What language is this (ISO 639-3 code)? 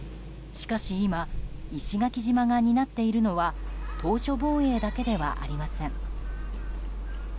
jpn